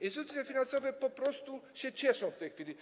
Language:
Polish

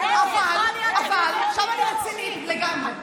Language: Hebrew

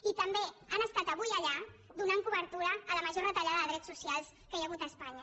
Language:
Catalan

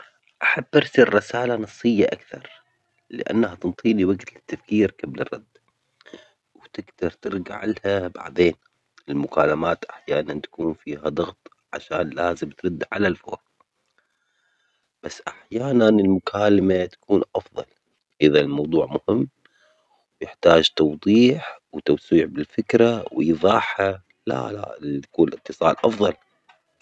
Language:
Omani Arabic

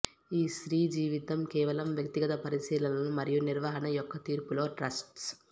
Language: Telugu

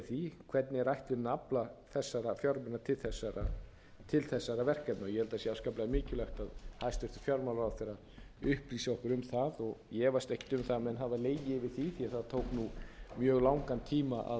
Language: Icelandic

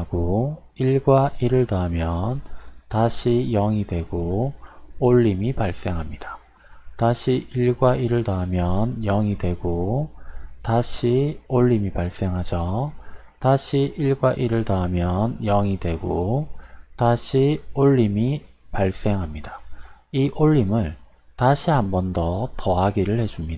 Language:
Korean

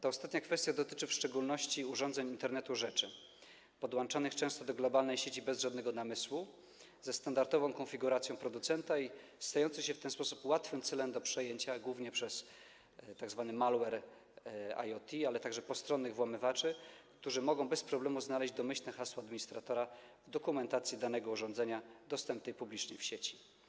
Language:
Polish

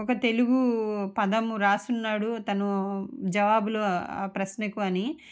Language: Telugu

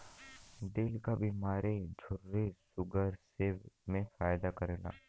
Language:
Bhojpuri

